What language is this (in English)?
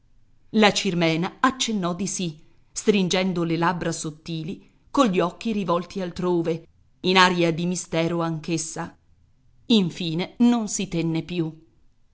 Italian